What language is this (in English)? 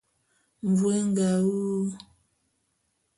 Bulu